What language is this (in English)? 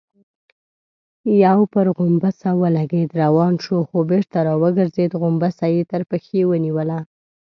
Pashto